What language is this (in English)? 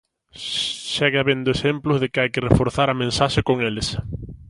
Galician